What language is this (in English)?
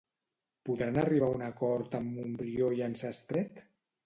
Catalan